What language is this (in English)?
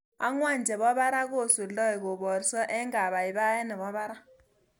Kalenjin